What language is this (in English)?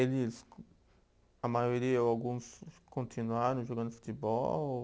Portuguese